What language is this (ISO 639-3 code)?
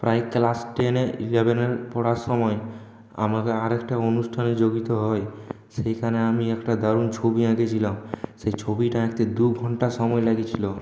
ben